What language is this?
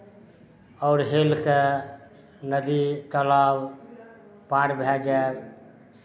Maithili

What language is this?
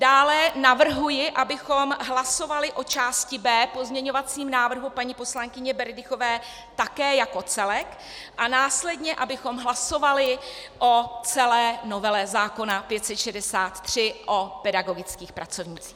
Czech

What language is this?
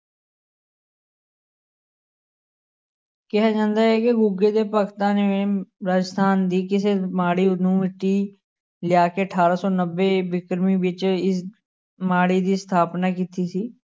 Punjabi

